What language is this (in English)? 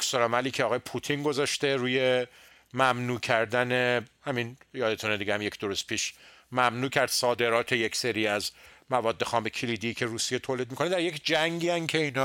Persian